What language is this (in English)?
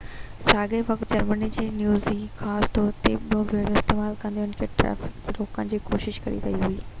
Sindhi